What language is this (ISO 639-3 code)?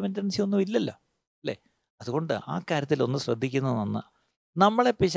mal